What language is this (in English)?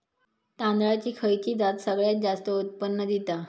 Marathi